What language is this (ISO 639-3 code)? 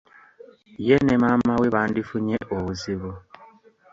lug